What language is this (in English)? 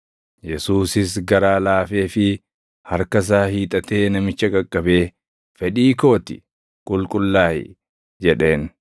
Oromo